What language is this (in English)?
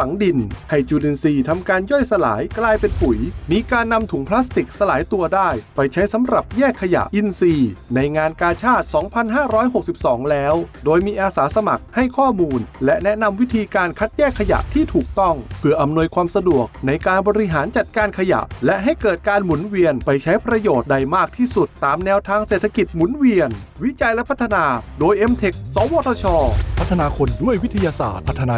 Thai